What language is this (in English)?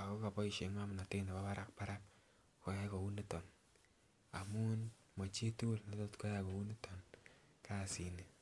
Kalenjin